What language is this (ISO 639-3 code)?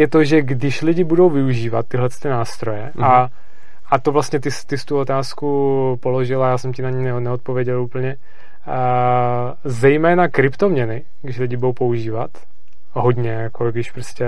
ces